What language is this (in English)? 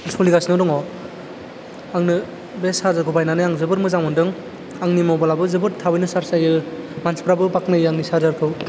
Bodo